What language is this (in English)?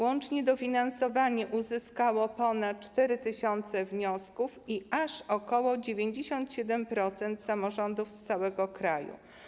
Polish